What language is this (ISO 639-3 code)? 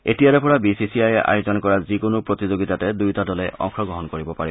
asm